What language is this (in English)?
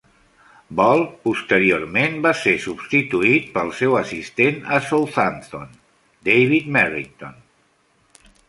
Catalan